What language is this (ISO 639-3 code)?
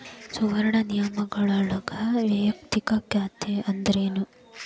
kan